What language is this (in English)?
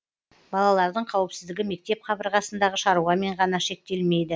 Kazakh